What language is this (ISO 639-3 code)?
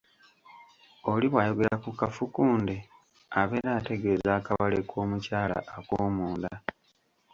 lug